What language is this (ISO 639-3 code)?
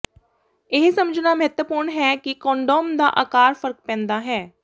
pan